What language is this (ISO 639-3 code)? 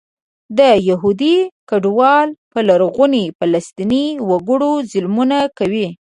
pus